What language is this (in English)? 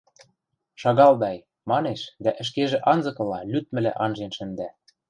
Western Mari